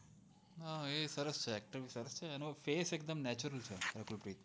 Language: Gujarati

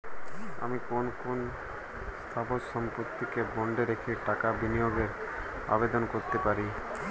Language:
Bangla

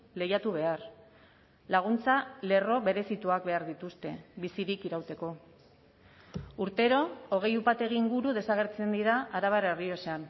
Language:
Basque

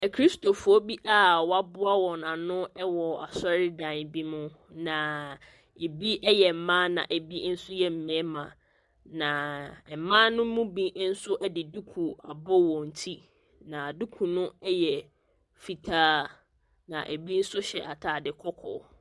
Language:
Akan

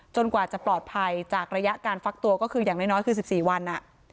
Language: Thai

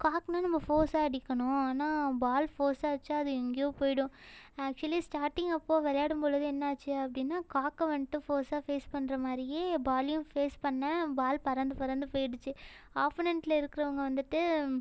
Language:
Tamil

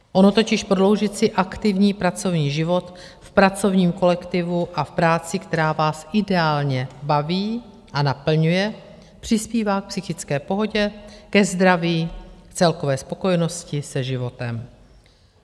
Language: Czech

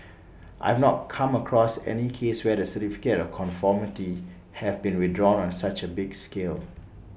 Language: English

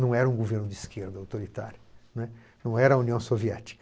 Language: Portuguese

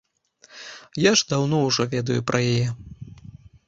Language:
Belarusian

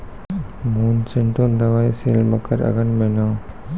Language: Maithili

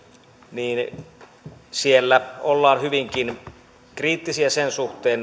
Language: Finnish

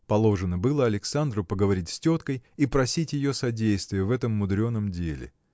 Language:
Russian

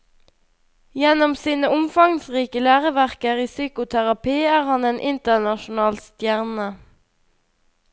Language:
Norwegian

